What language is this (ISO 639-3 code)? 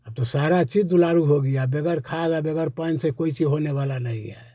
hin